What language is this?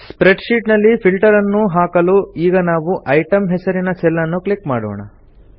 Kannada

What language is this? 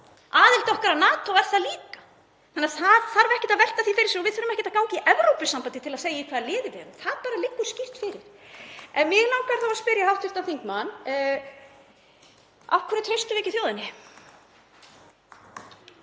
Icelandic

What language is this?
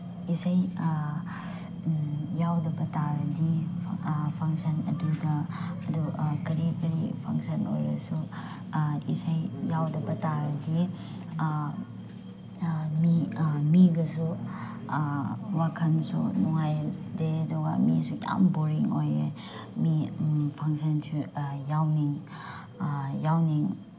Manipuri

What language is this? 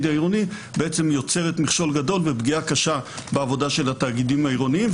Hebrew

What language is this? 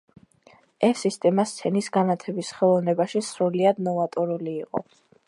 Georgian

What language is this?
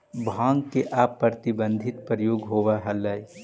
Magahi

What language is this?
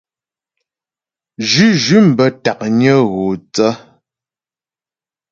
Ghomala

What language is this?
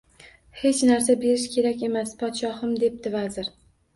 Uzbek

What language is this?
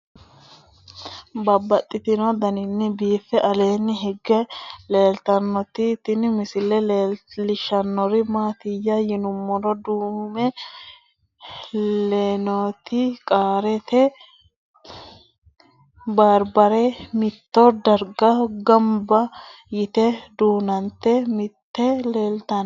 Sidamo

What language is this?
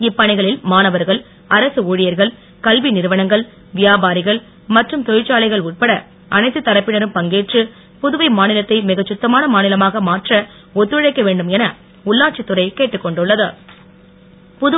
Tamil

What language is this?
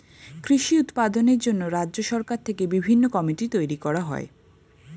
Bangla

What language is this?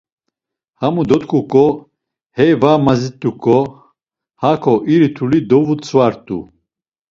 Laz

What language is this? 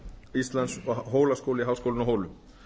Icelandic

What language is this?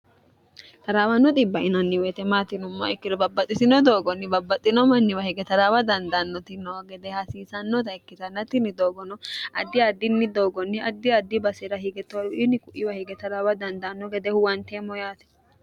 Sidamo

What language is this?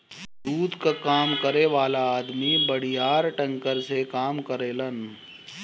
Bhojpuri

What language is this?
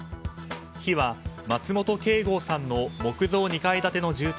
Japanese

